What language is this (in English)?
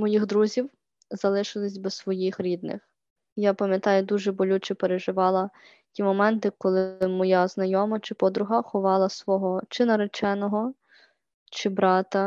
Ukrainian